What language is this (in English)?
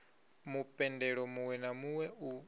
Venda